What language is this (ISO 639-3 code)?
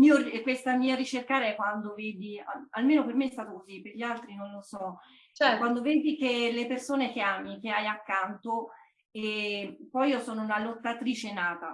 ita